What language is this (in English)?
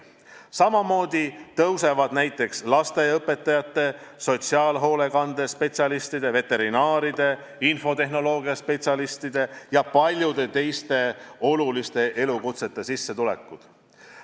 Estonian